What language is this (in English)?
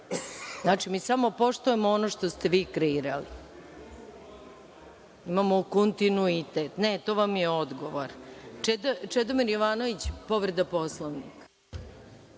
Serbian